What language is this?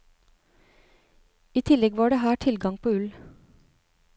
Norwegian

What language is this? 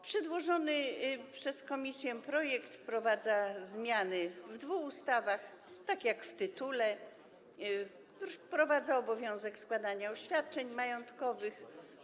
Polish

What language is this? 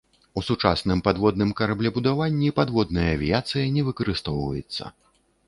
Belarusian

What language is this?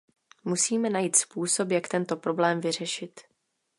Czech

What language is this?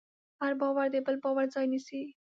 Pashto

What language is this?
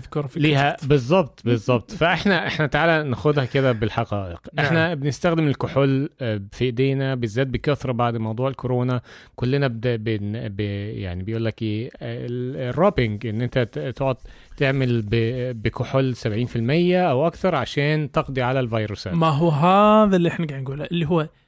Arabic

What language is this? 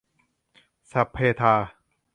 Thai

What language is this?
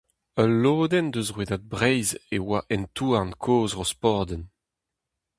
Breton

